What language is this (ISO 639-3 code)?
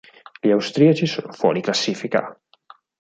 ita